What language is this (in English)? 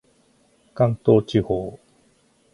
Japanese